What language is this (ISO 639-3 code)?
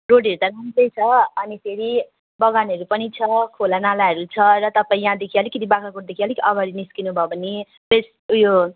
nep